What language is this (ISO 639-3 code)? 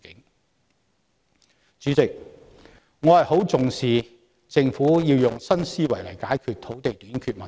yue